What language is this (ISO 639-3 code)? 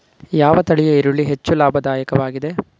kan